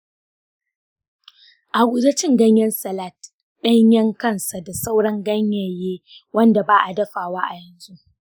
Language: Hausa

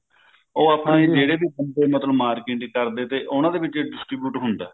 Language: Punjabi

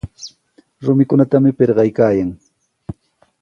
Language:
Sihuas Ancash Quechua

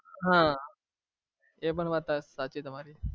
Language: Gujarati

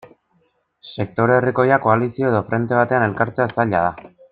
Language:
Basque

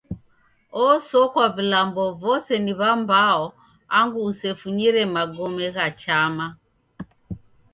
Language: Taita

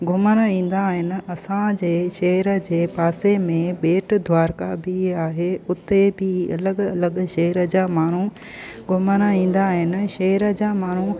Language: Sindhi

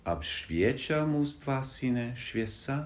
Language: Lithuanian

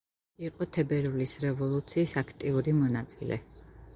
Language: Georgian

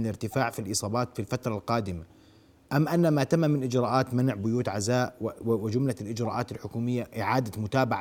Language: Arabic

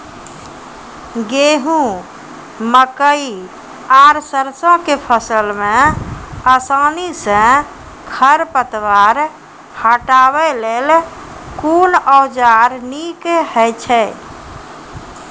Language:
Maithili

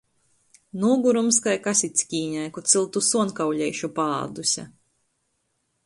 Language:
Latgalian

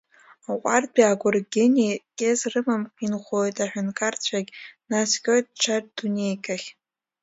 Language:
Abkhazian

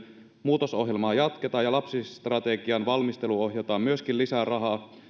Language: Finnish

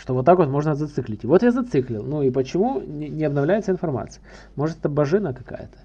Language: Russian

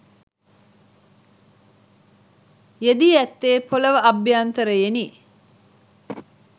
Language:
Sinhala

